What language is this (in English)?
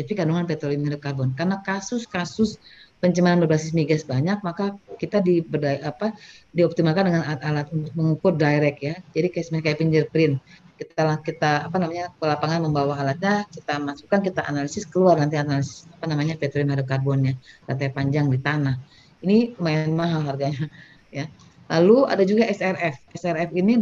Indonesian